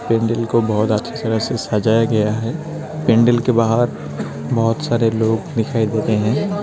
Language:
Hindi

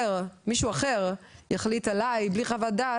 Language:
Hebrew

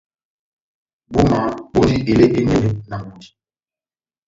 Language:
Batanga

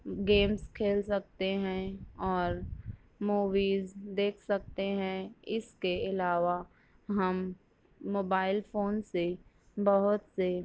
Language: Urdu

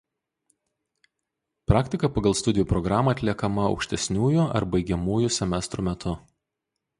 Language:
Lithuanian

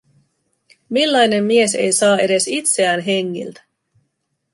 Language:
Finnish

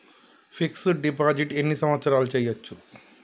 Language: Telugu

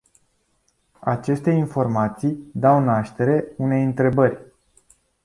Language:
Romanian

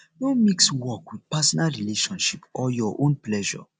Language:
Nigerian Pidgin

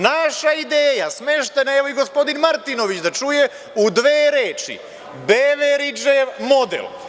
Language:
Serbian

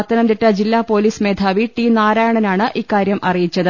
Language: Malayalam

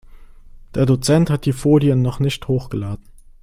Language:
German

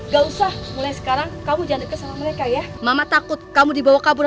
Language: Indonesian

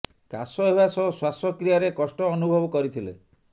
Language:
Odia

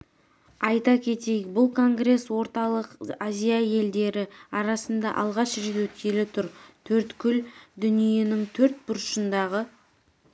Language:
Kazakh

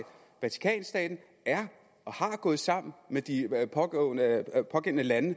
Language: Danish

